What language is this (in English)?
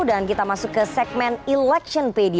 Indonesian